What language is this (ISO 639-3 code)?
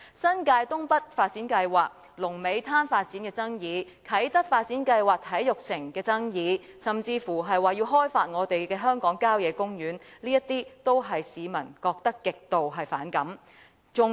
yue